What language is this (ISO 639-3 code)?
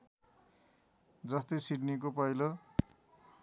nep